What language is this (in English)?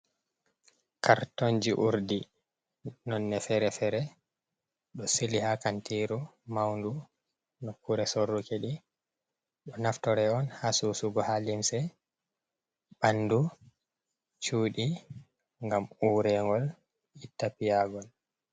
Fula